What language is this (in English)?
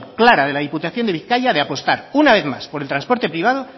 Spanish